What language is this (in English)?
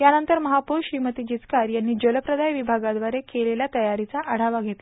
Marathi